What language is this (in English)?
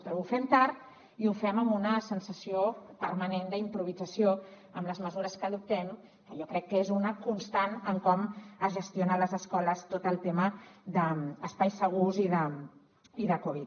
Catalan